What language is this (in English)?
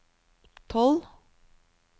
Norwegian